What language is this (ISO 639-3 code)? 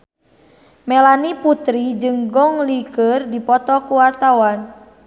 sun